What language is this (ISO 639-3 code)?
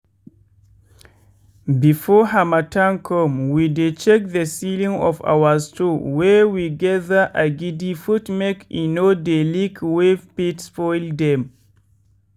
pcm